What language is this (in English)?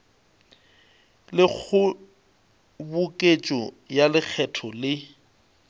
Northern Sotho